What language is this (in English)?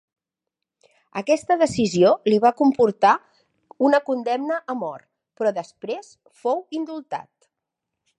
Catalan